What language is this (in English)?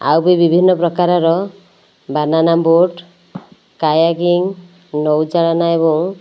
Odia